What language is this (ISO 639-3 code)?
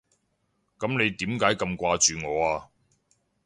yue